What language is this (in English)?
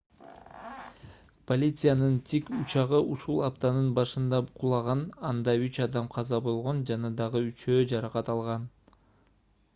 Kyrgyz